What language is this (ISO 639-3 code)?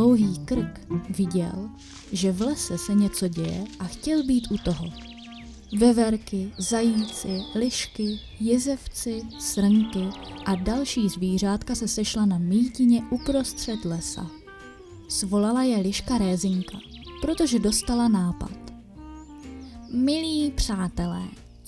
ces